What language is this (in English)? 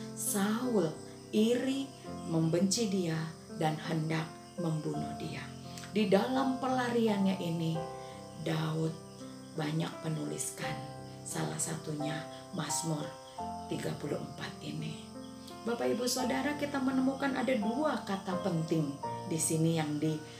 Indonesian